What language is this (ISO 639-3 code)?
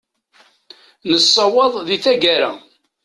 kab